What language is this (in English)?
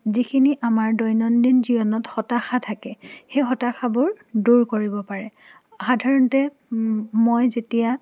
Assamese